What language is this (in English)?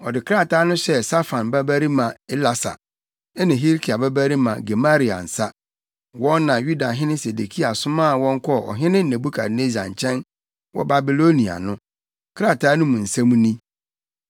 Akan